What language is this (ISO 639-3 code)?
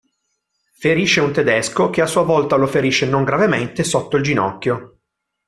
ita